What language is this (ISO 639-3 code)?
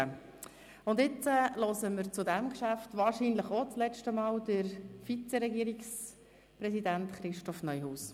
gsw